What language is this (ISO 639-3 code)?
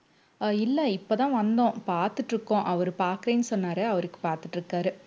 tam